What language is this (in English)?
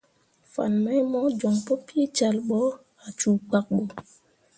Mundang